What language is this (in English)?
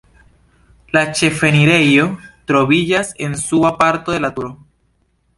Esperanto